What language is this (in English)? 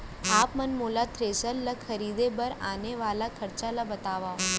Chhattisgarhi